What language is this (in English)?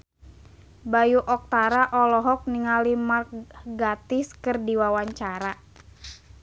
Sundanese